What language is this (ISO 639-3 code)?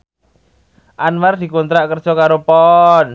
jav